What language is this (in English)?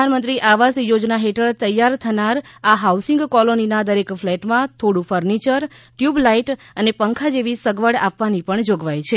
Gujarati